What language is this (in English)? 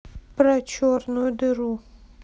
Russian